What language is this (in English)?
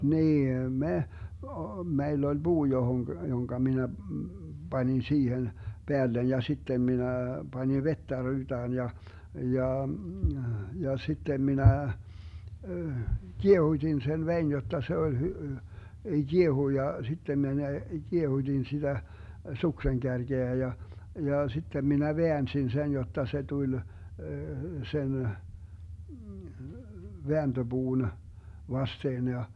Finnish